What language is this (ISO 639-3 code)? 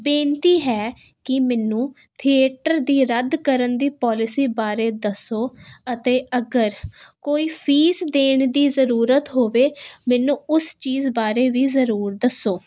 pan